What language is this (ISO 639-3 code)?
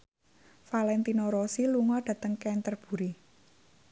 jav